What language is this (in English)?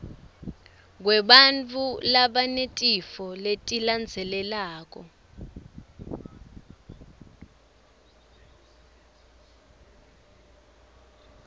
Swati